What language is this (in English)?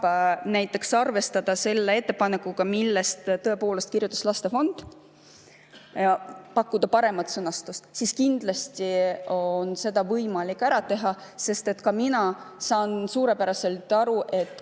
Estonian